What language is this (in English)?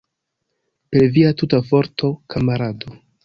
Esperanto